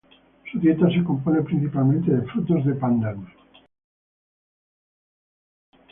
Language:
Spanish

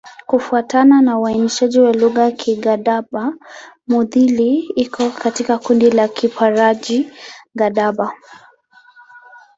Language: Swahili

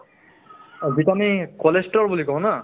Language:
Assamese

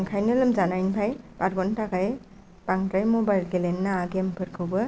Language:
Bodo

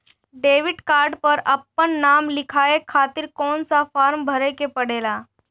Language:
Bhojpuri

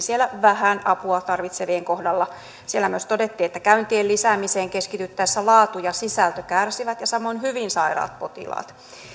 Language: Finnish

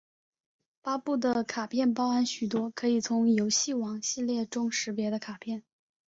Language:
Chinese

